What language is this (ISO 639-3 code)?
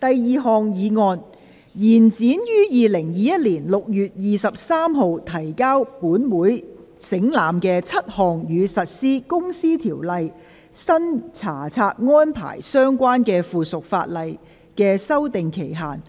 yue